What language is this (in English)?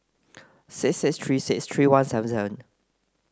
English